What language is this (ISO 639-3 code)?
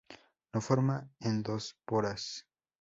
spa